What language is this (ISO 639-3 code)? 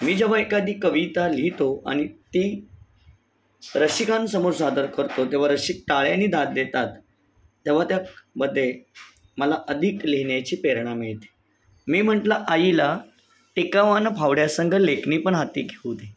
mar